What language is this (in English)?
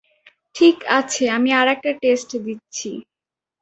Bangla